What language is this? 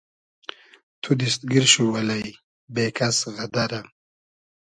Hazaragi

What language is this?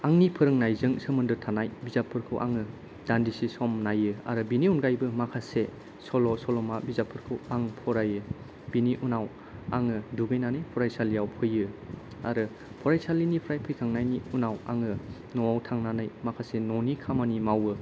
Bodo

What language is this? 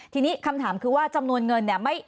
Thai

